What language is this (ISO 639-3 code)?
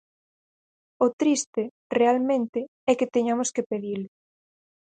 glg